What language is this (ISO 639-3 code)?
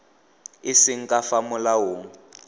tsn